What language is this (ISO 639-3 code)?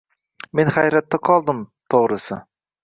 uzb